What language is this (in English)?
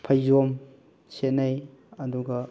Manipuri